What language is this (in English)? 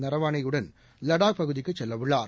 Tamil